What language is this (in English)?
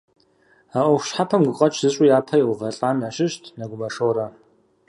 Kabardian